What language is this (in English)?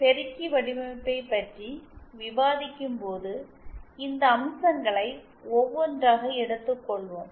Tamil